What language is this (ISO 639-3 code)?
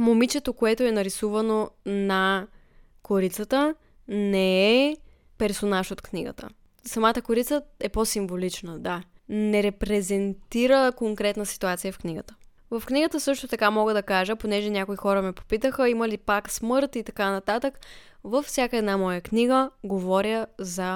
bul